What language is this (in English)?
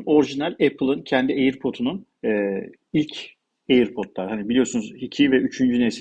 Turkish